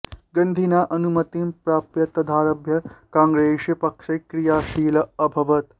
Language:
Sanskrit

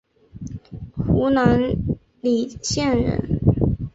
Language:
Chinese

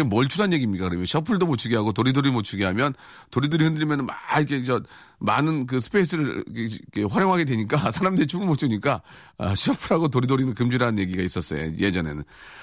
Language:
Korean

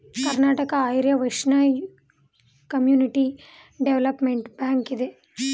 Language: Kannada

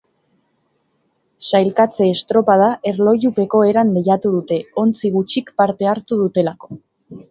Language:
Basque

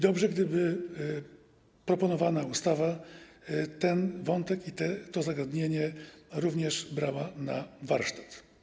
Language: Polish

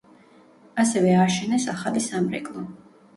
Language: Georgian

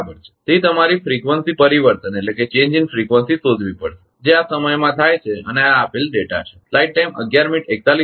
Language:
Gujarati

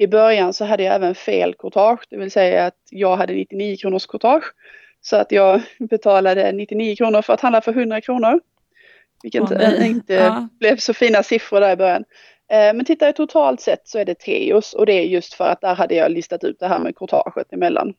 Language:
Swedish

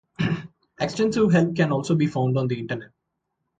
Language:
English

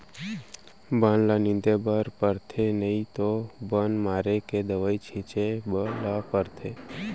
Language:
Chhattisgarhi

